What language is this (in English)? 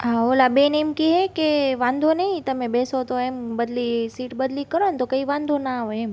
Gujarati